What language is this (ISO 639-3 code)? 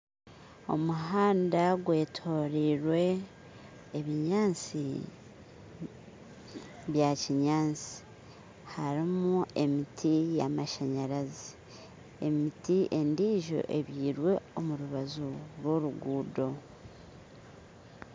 nyn